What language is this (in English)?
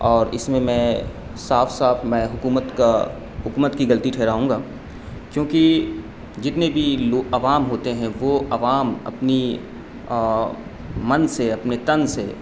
Urdu